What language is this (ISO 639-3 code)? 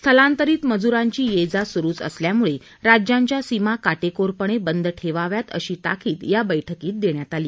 mar